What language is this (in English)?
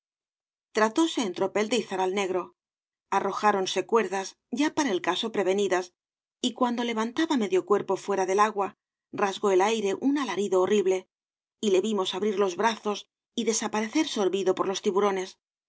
Spanish